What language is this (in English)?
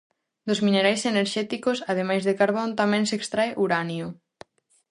Galician